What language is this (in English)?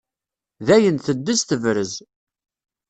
Kabyle